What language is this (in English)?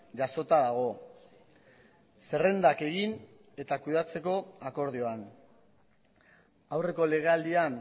Basque